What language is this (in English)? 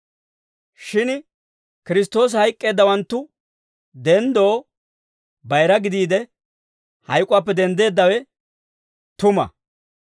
Dawro